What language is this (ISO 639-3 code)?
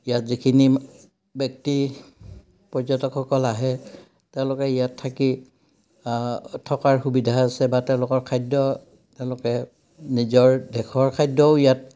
asm